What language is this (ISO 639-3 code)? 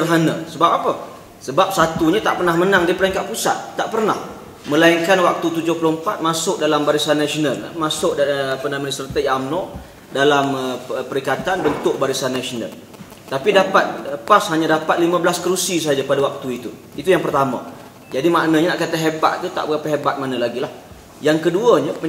msa